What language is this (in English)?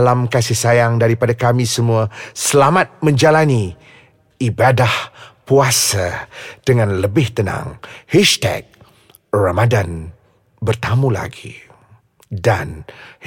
Malay